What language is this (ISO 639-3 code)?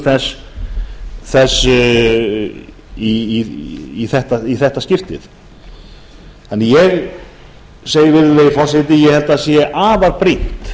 isl